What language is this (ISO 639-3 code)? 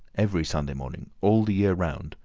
eng